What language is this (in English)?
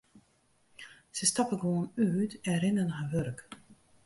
Western Frisian